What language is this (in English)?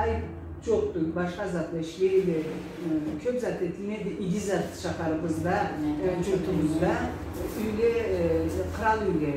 Turkish